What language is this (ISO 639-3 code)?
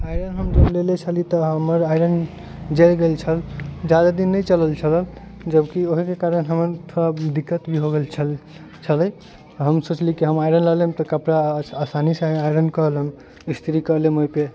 mai